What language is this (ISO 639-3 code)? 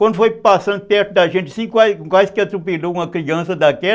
por